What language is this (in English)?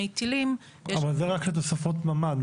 Hebrew